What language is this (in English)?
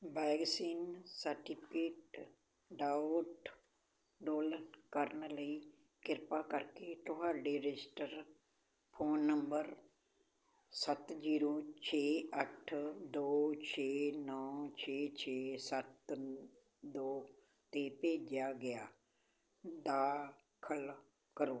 Punjabi